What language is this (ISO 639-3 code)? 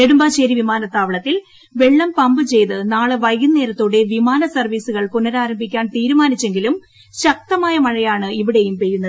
mal